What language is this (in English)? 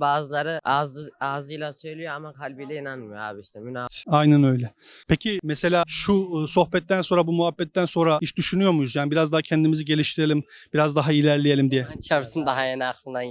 Turkish